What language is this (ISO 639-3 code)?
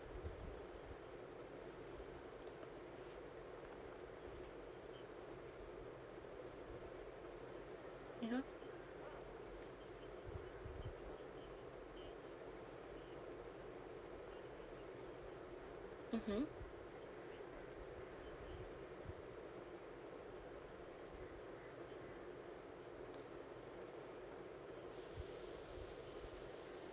eng